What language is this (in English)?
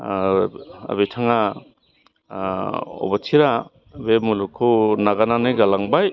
Bodo